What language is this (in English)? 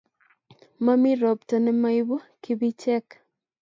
Kalenjin